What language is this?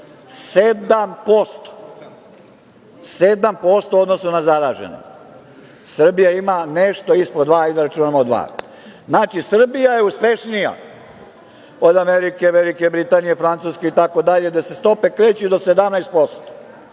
Serbian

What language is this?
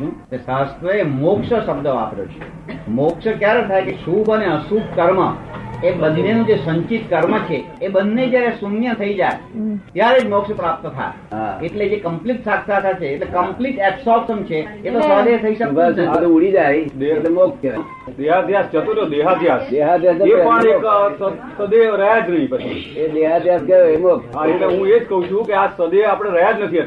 Gujarati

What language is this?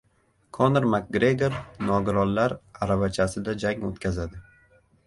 Uzbek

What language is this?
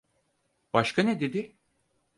Turkish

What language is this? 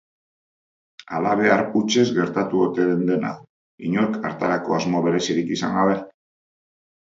Basque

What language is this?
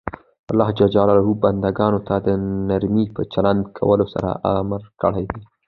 Pashto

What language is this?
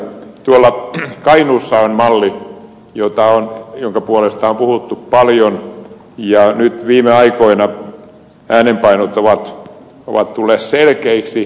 Finnish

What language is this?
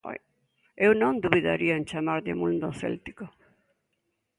Galician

